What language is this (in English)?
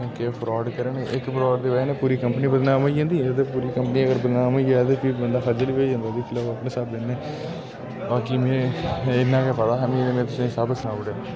Dogri